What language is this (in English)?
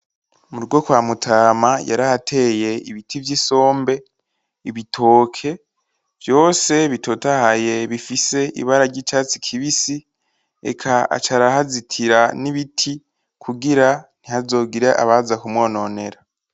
Rundi